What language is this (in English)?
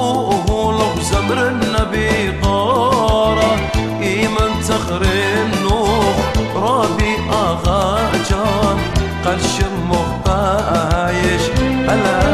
Arabic